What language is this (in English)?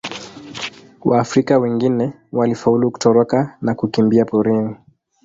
Swahili